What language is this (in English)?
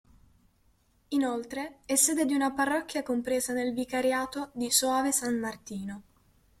Italian